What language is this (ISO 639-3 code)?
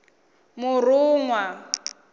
ven